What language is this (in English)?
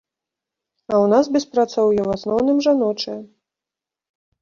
Belarusian